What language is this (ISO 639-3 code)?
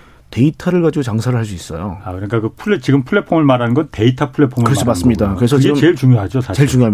kor